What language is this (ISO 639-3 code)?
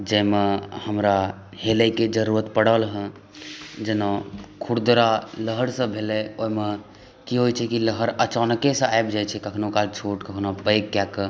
mai